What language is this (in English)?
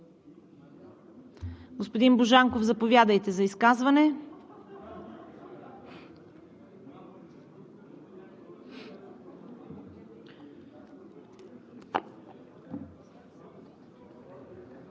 Bulgarian